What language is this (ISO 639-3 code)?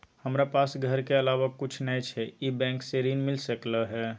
mai